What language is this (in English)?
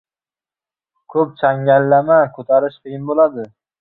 Uzbek